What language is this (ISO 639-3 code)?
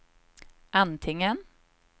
swe